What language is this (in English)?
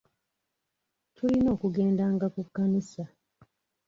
Ganda